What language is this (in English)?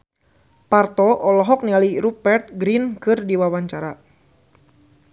Sundanese